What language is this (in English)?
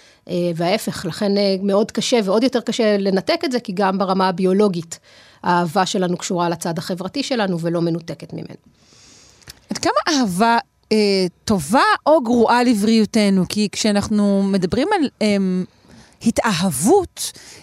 Hebrew